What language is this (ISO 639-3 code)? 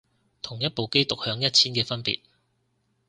yue